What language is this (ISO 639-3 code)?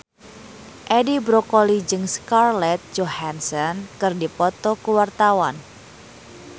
sun